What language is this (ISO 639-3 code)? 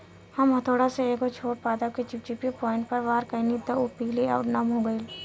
bho